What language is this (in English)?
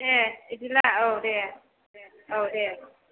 Bodo